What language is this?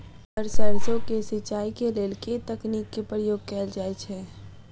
Maithili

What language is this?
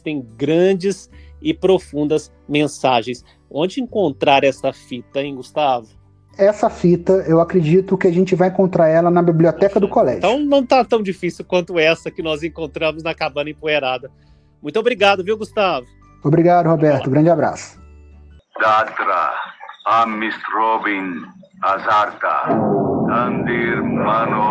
Portuguese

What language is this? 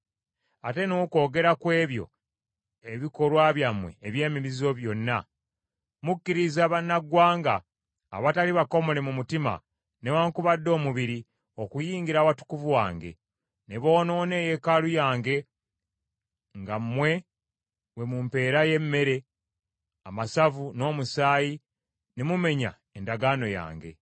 Ganda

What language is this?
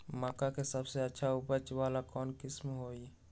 Magahi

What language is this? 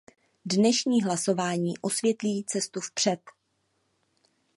Czech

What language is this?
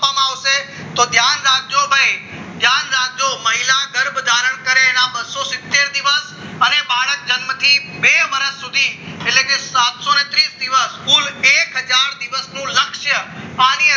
Gujarati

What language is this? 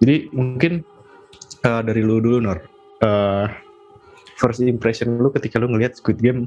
Indonesian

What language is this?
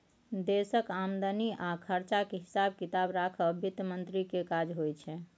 Maithili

